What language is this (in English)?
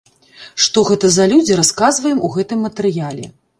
Belarusian